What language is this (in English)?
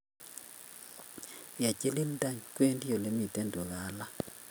Kalenjin